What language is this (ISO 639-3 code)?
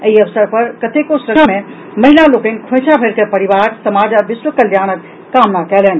mai